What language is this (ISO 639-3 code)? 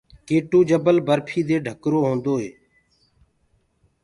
ggg